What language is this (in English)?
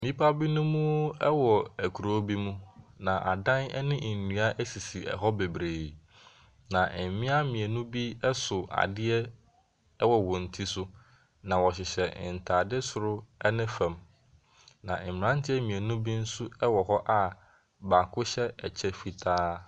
Akan